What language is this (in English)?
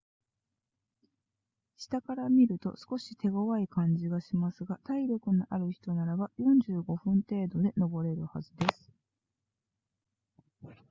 Japanese